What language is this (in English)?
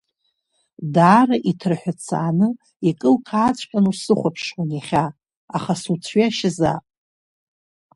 Abkhazian